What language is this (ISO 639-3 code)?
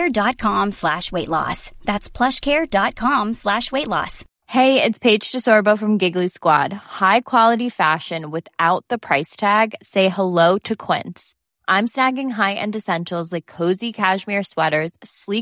swe